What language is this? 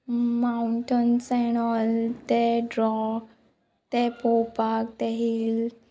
Konkani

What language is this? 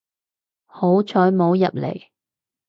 Cantonese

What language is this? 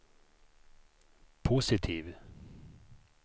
Swedish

